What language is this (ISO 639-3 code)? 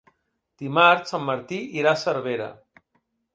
cat